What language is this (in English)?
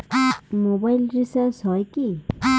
Bangla